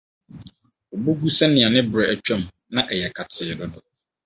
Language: Akan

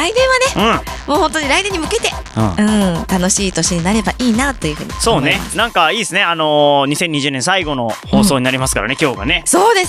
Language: Japanese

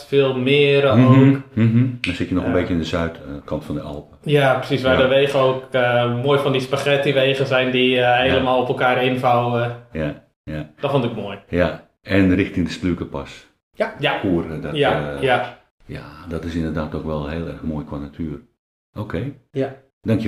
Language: Dutch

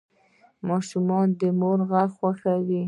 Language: Pashto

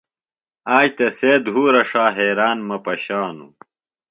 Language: Phalura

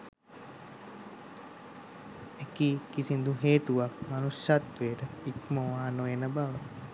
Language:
Sinhala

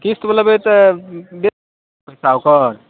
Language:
Maithili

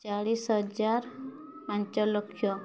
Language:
Odia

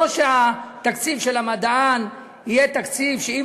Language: Hebrew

